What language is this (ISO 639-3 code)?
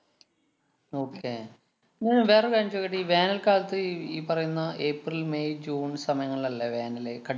mal